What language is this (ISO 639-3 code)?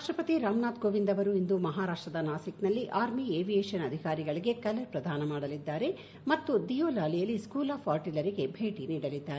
kan